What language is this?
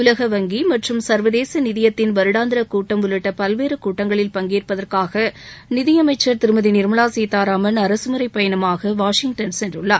Tamil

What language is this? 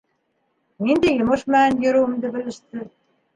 Bashkir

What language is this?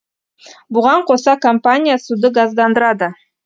Kazakh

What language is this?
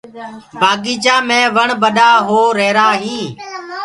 Gurgula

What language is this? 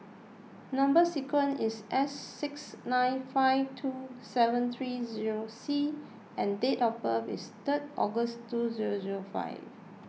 English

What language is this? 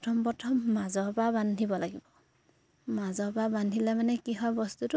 Assamese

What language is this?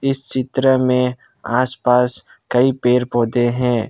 Hindi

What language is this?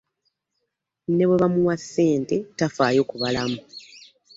Ganda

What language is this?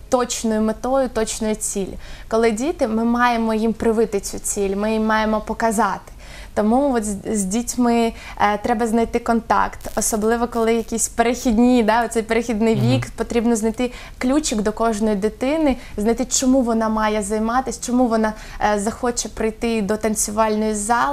Ukrainian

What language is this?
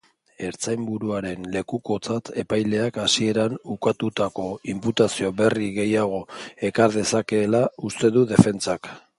Basque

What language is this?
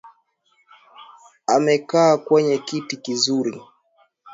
Swahili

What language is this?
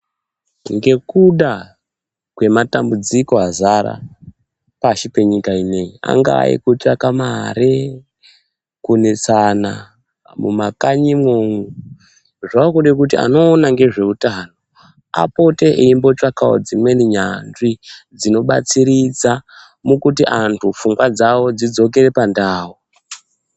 Ndau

